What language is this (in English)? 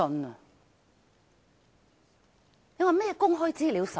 Cantonese